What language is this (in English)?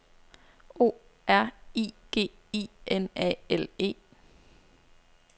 Danish